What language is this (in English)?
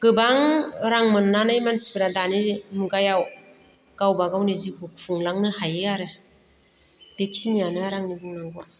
Bodo